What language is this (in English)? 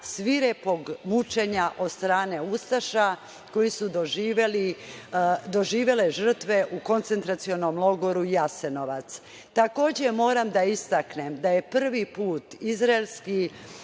Serbian